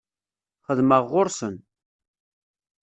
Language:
Kabyle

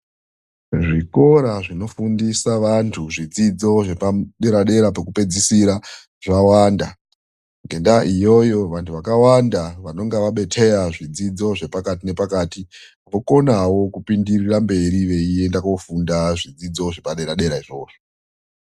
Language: Ndau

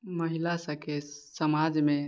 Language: Maithili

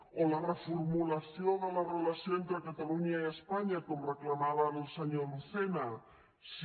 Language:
Catalan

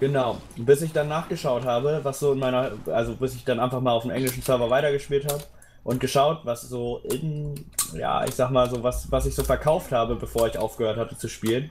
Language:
German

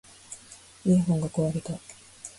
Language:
Japanese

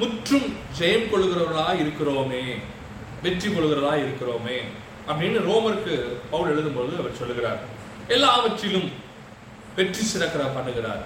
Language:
Tamil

